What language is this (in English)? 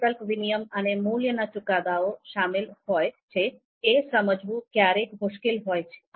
Gujarati